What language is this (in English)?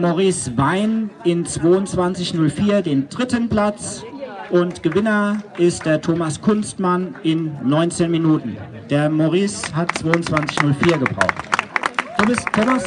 German